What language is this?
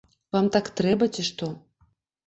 Belarusian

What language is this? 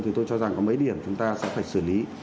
Vietnamese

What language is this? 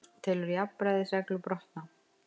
Icelandic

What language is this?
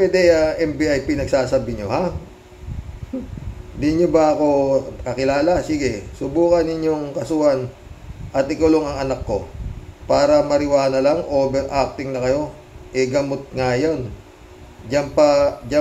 Filipino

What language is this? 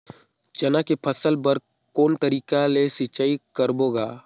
Chhattisgarhi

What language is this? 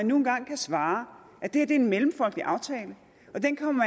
Danish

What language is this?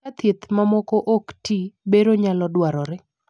Luo (Kenya and Tanzania)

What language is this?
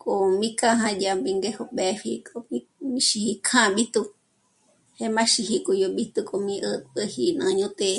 Michoacán Mazahua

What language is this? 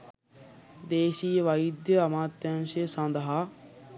Sinhala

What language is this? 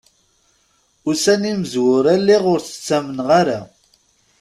Kabyle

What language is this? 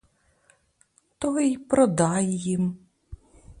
Ukrainian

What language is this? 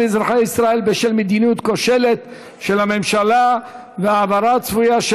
Hebrew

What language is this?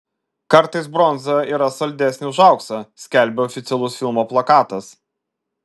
Lithuanian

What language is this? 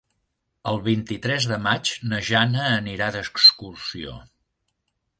Catalan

